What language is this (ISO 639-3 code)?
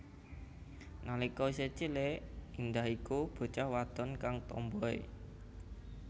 jav